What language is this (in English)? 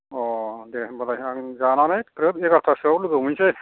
Bodo